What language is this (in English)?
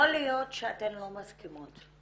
Hebrew